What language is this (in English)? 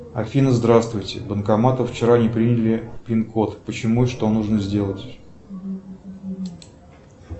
Russian